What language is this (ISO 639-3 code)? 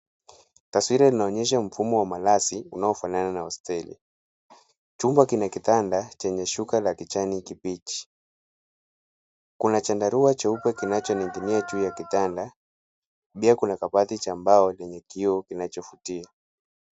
swa